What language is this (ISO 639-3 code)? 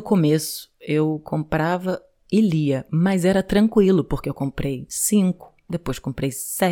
por